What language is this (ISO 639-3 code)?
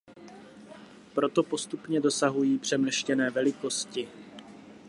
ces